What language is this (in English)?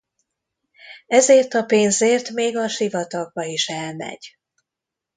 Hungarian